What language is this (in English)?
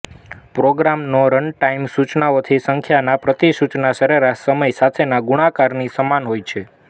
Gujarati